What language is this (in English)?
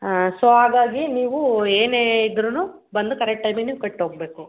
Kannada